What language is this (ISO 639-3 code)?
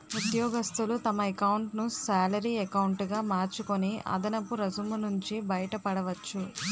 tel